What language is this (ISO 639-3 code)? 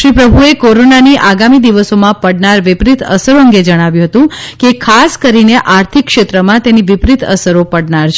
guj